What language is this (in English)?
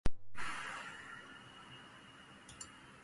Igbo